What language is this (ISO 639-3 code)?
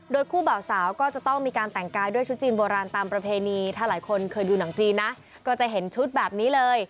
tha